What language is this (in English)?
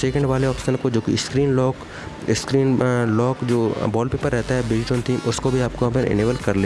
Hindi